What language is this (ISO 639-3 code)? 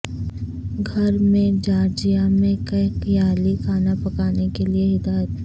urd